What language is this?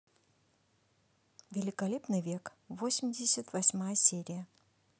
Russian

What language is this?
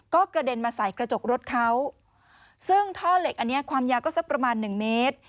Thai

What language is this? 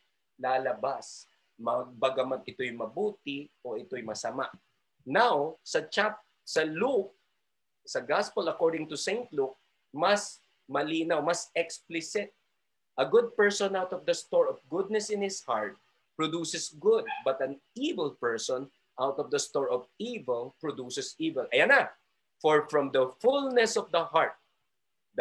Filipino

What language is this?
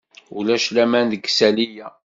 Kabyle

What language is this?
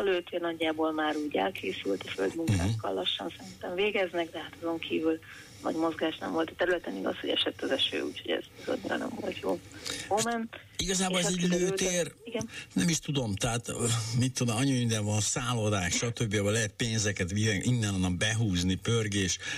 Hungarian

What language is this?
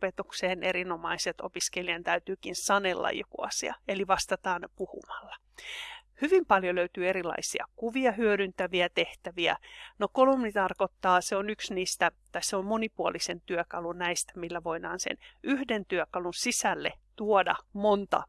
Finnish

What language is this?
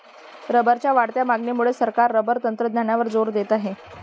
Marathi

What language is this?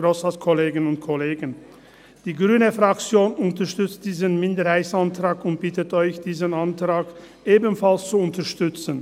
Swiss German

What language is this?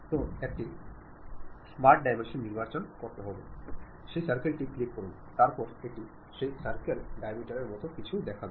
Bangla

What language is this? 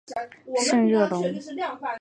Chinese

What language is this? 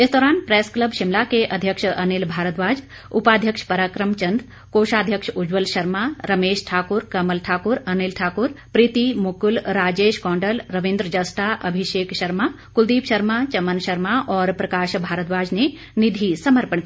Hindi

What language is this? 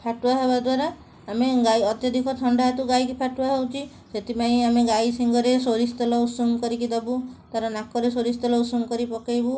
Odia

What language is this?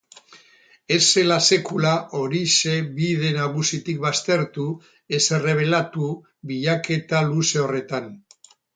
Basque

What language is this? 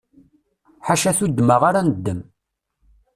Kabyle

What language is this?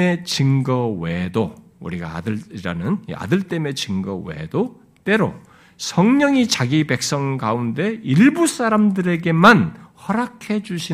Korean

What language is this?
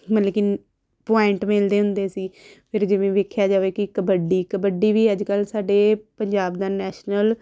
Punjabi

